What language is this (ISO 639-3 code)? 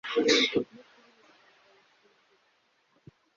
kin